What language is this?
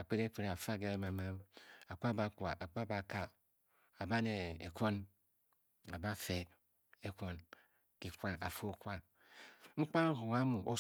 Bokyi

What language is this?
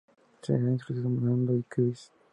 Spanish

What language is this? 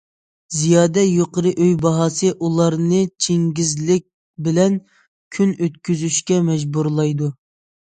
Uyghur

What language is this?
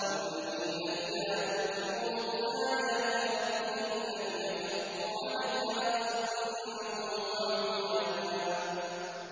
Arabic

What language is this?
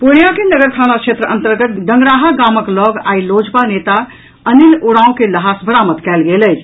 Maithili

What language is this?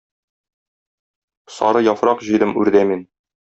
Tatar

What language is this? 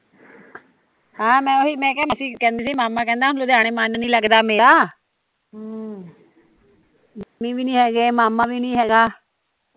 Punjabi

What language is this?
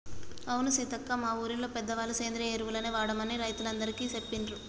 Telugu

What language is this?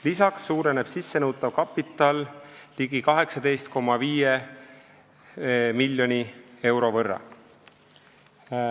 Estonian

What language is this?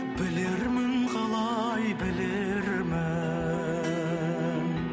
Kazakh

